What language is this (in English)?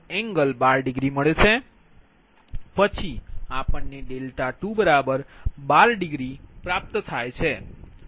Gujarati